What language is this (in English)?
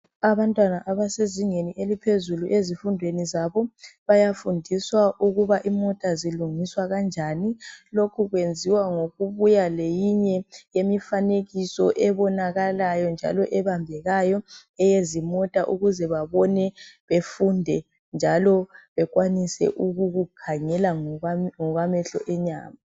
North Ndebele